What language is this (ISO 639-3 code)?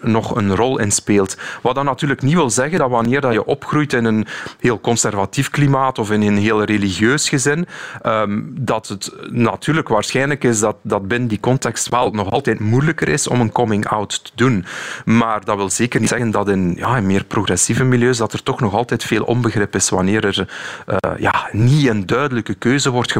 nld